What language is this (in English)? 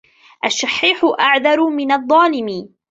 Arabic